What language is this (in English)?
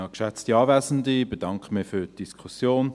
Swiss German